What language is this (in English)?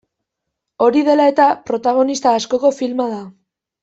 Basque